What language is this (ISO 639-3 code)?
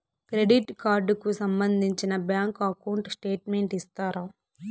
tel